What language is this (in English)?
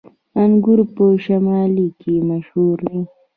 Pashto